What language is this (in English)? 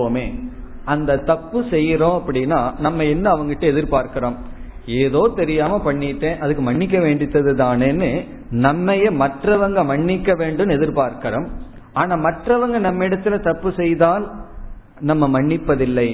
Tamil